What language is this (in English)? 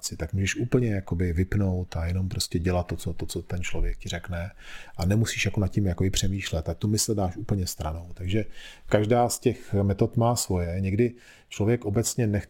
Czech